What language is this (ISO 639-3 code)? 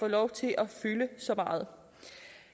dan